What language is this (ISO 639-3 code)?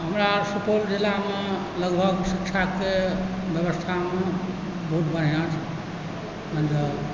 mai